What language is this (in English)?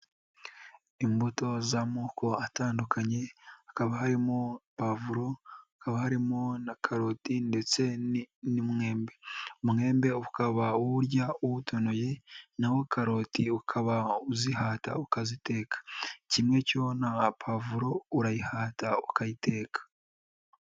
Kinyarwanda